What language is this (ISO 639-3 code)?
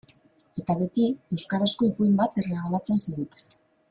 eus